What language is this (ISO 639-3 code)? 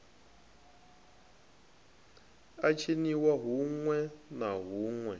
ven